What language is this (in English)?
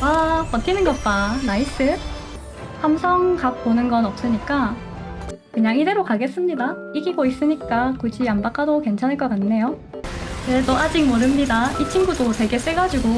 Korean